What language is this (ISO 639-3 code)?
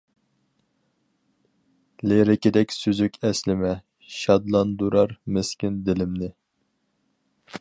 uig